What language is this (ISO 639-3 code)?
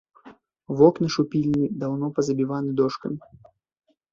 bel